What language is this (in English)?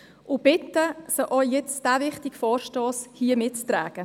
Swiss German